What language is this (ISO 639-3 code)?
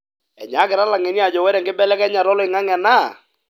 mas